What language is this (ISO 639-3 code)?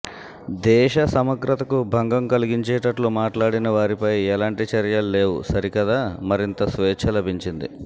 tel